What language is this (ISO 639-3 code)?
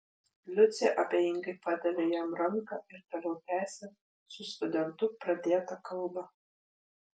lit